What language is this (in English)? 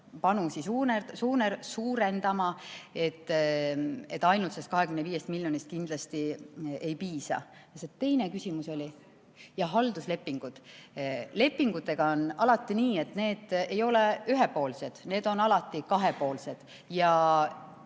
Estonian